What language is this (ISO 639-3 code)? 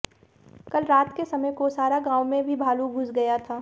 hin